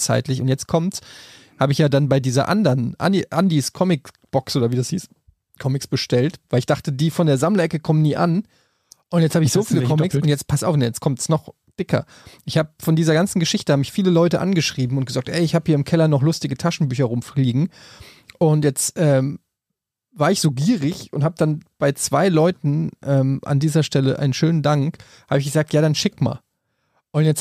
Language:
German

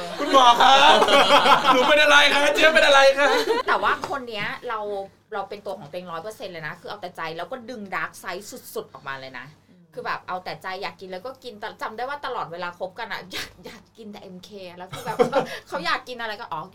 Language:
Thai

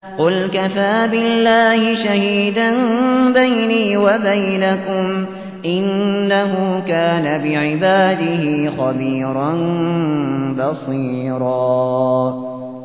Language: Arabic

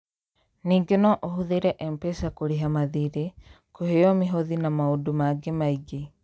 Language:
Kikuyu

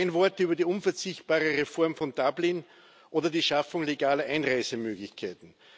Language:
German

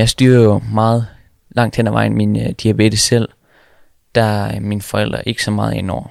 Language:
Danish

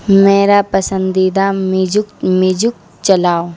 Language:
Urdu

